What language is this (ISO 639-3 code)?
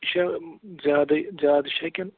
kas